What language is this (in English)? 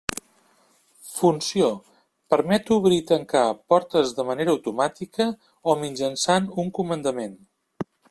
Catalan